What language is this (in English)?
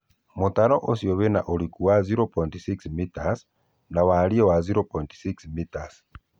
Kikuyu